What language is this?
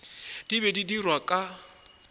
Northern Sotho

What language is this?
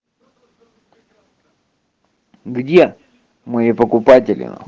Russian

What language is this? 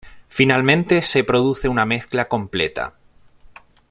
Spanish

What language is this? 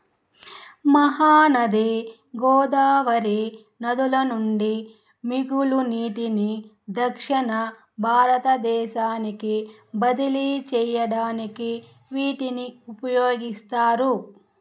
Telugu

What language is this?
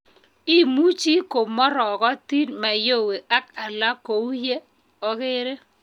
Kalenjin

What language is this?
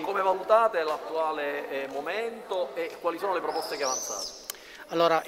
Italian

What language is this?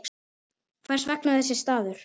Icelandic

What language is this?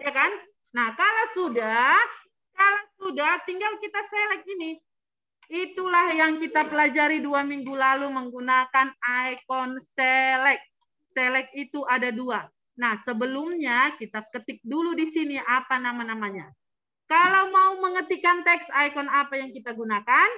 Indonesian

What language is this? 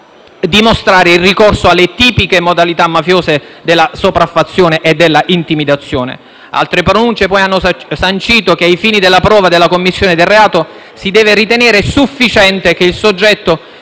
Italian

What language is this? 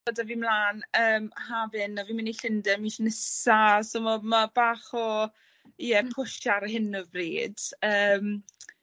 Welsh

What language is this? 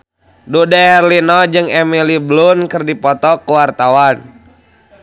Sundanese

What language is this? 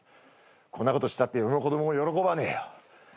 Japanese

